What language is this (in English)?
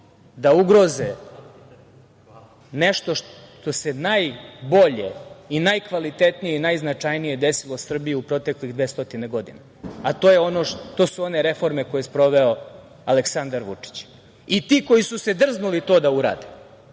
Serbian